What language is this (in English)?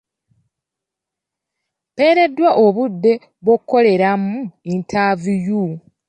Ganda